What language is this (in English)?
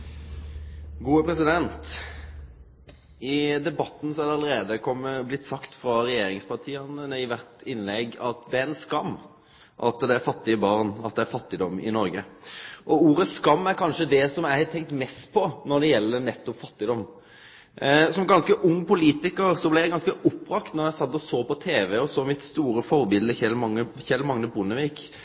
Norwegian Nynorsk